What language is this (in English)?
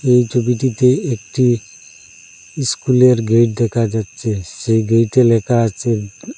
Bangla